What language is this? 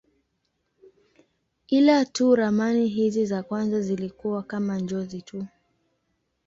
Swahili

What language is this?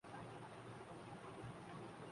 Urdu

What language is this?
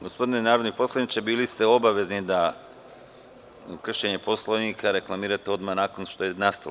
Serbian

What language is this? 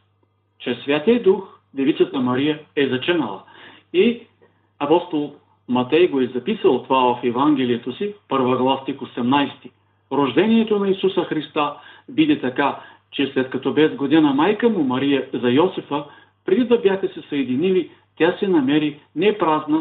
Bulgarian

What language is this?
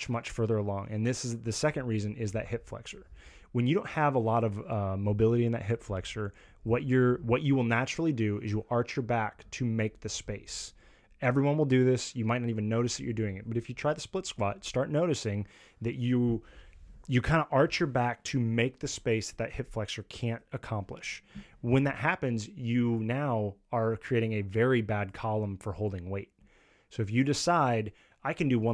English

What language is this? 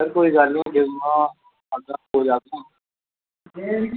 Dogri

